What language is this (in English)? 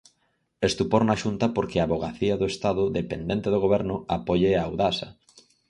Galician